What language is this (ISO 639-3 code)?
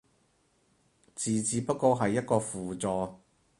yue